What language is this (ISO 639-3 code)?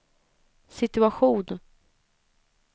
swe